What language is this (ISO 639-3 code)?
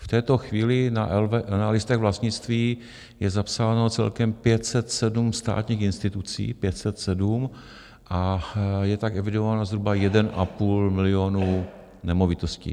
ces